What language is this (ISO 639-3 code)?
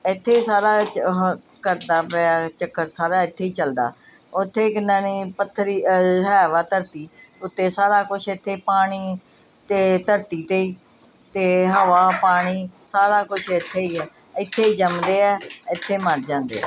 pan